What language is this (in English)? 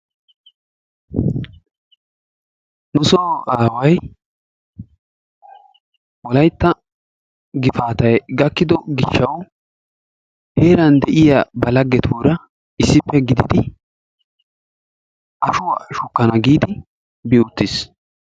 Wolaytta